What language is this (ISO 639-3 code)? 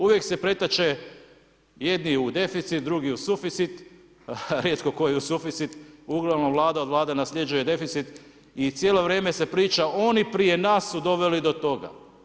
hrv